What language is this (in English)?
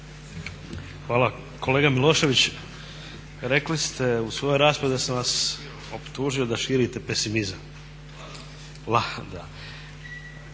Croatian